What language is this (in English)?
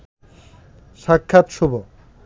Bangla